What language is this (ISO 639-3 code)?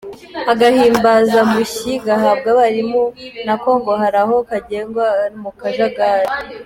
kin